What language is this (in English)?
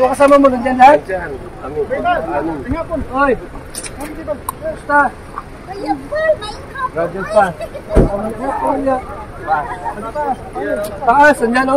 Arabic